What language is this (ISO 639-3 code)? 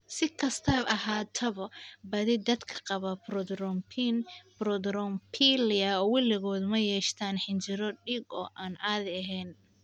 som